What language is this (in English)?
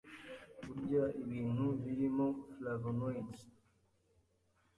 Kinyarwanda